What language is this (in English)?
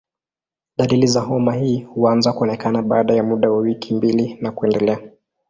Swahili